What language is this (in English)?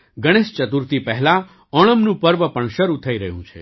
Gujarati